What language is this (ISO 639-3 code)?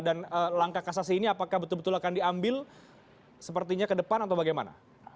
ind